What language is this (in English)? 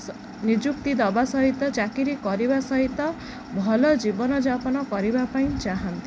Odia